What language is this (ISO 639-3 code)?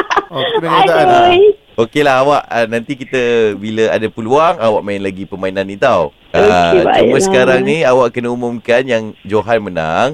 msa